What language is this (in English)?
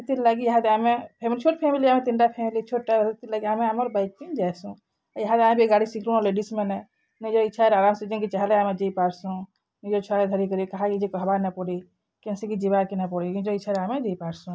Odia